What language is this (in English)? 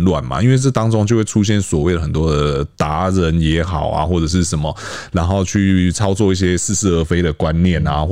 Chinese